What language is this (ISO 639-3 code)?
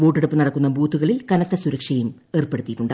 mal